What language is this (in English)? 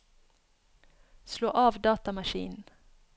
Norwegian